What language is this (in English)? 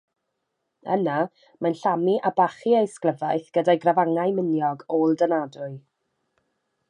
Welsh